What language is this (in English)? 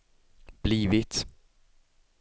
Swedish